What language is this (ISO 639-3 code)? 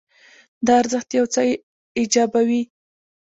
pus